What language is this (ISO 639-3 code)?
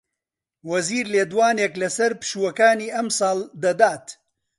ckb